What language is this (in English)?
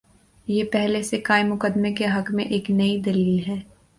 Urdu